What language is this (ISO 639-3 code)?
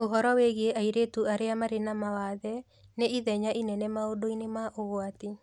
kik